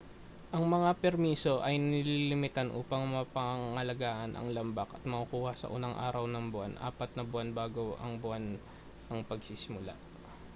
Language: Filipino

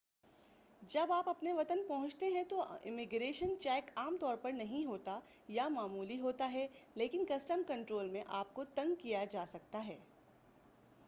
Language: Urdu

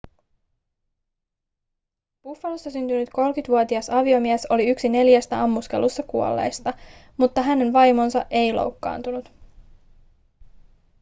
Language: Finnish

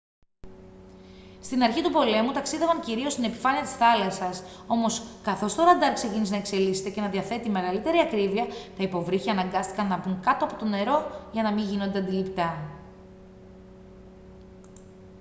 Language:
Greek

